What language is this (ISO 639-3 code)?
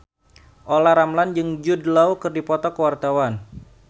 sun